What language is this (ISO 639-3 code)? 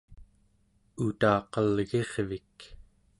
esu